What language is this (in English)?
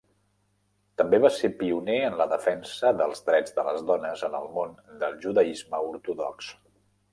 Catalan